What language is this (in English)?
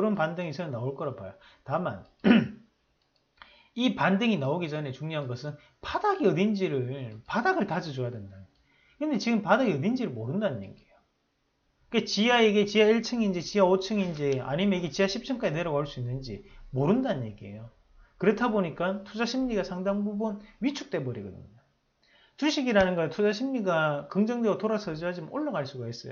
Korean